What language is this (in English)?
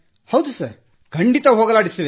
Kannada